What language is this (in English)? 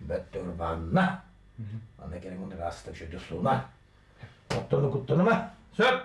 Turkish